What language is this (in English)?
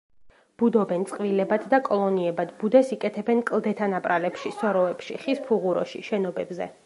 Georgian